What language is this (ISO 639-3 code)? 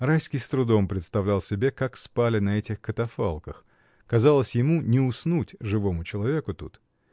rus